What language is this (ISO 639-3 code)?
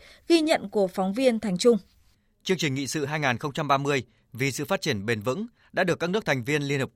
vie